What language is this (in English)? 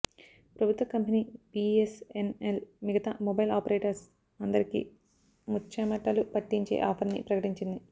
Telugu